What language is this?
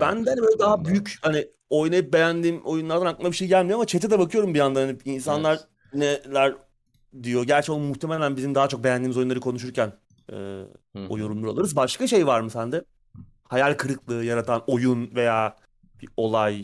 Turkish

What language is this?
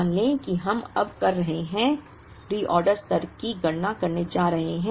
Hindi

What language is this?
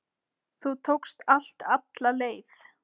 Icelandic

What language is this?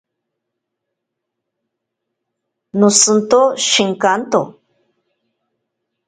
Ashéninka Perené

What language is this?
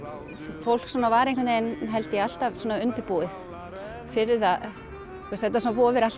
Icelandic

